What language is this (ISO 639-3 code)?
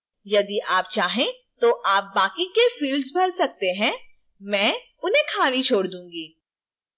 hin